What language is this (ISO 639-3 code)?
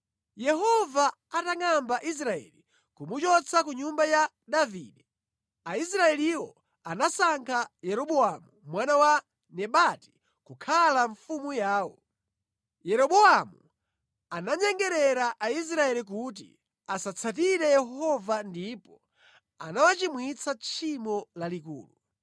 nya